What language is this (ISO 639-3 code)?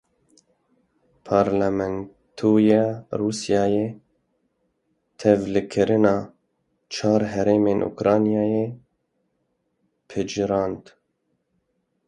kur